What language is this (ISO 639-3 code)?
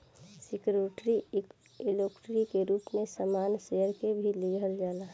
bho